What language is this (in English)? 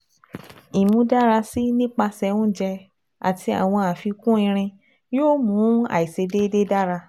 Yoruba